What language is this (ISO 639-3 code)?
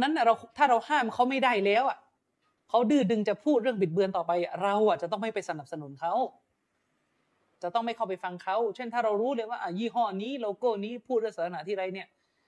tha